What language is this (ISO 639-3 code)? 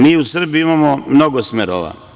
srp